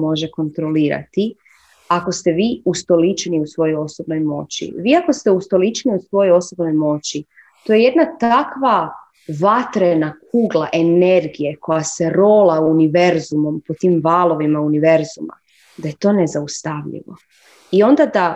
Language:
Croatian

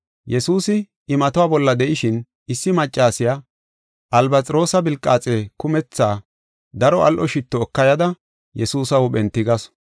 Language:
Gofa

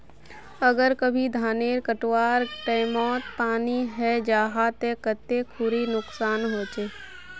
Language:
Magahi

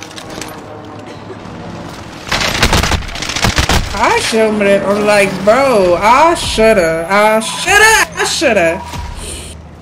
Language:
English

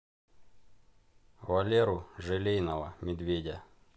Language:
Russian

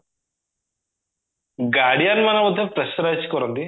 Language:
Odia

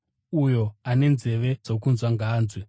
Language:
Shona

